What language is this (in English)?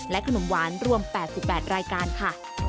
Thai